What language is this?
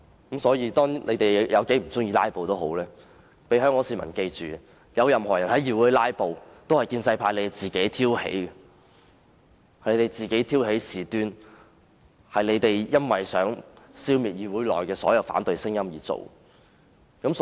Cantonese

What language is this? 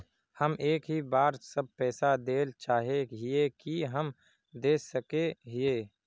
Magahi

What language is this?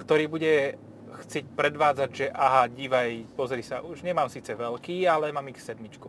Slovak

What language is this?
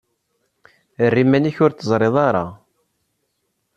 Kabyle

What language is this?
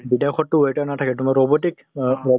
Assamese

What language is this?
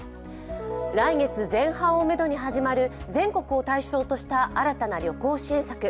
Japanese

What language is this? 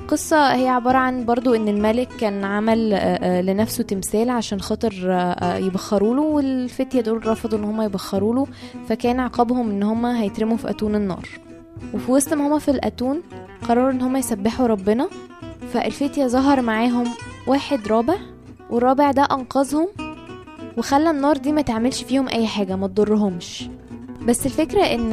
Arabic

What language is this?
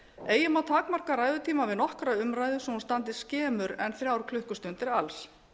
Icelandic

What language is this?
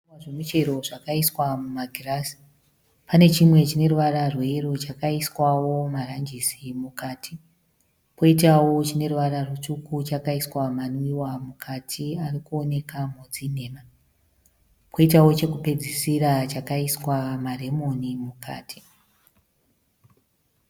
Shona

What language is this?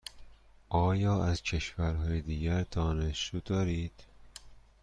Persian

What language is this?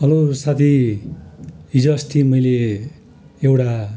Nepali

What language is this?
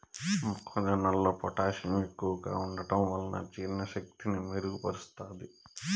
Telugu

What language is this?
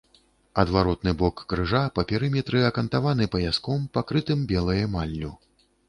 Belarusian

